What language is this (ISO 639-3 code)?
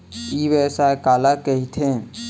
hne